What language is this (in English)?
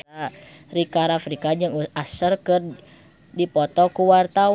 Sundanese